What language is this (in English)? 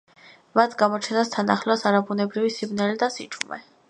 Georgian